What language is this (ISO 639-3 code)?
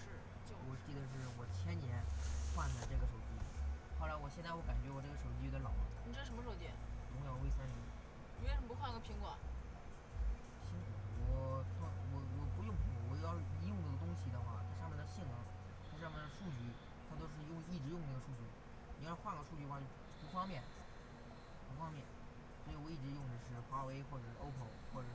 zho